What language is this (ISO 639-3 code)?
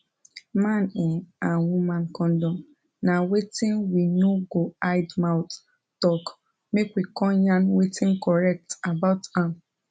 pcm